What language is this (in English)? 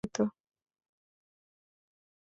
Bangla